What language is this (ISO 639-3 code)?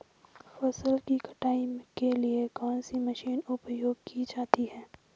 hin